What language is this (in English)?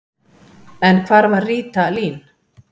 Icelandic